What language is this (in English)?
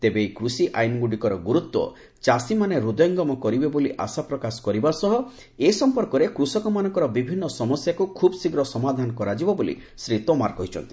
Odia